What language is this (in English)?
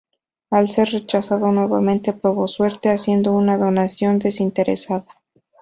Spanish